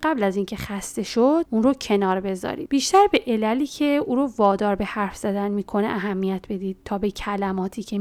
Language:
Persian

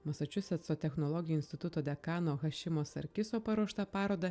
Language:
Lithuanian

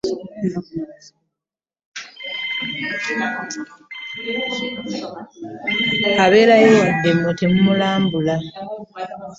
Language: Ganda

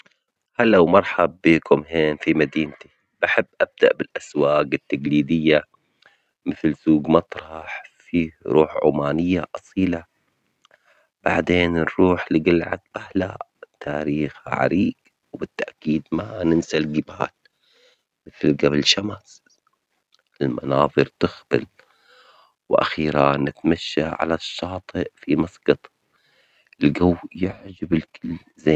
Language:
Omani Arabic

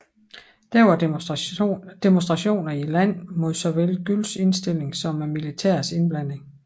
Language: Danish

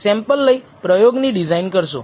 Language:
Gujarati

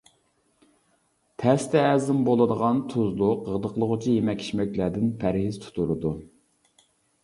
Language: Uyghur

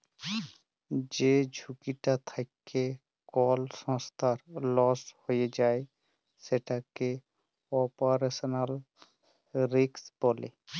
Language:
Bangla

